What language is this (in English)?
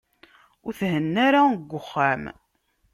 Kabyle